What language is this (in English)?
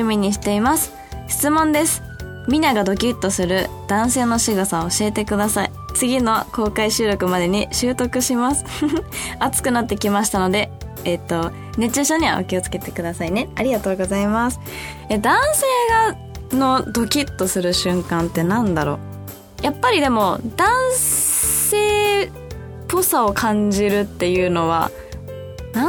Japanese